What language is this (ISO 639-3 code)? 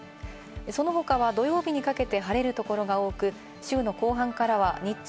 jpn